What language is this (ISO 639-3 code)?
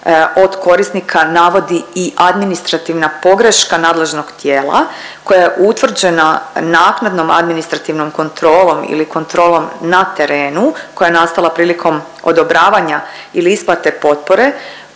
hrv